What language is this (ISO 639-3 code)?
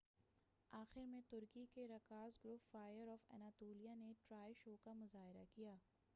urd